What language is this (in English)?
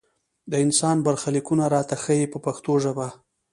Pashto